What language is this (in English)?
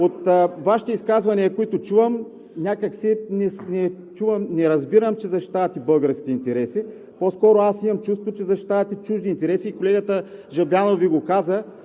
Bulgarian